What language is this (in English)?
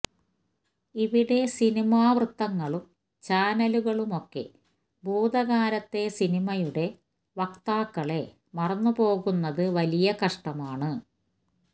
Malayalam